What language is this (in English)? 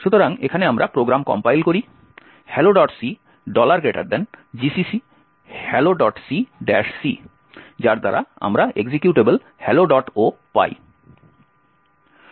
Bangla